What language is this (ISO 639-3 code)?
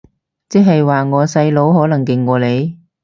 yue